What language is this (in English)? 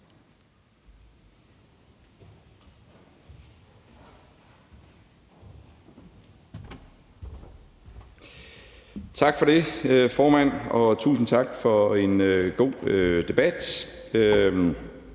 Danish